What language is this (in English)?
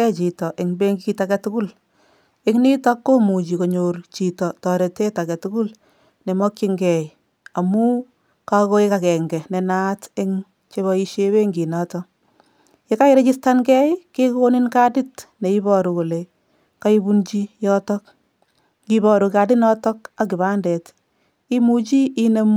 Kalenjin